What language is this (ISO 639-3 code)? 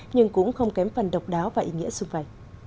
vie